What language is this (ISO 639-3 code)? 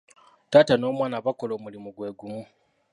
lug